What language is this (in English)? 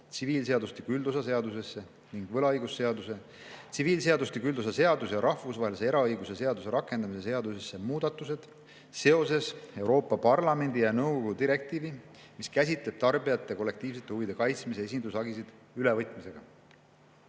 Estonian